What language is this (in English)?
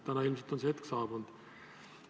Estonian